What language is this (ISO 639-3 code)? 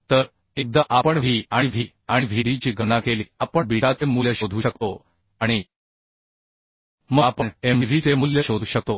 mar